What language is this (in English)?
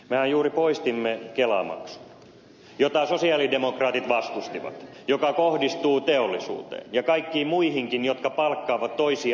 Finnish